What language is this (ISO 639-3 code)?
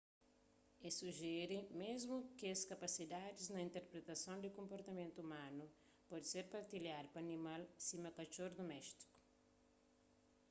kea